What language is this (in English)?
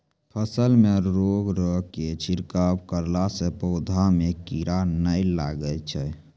Maithili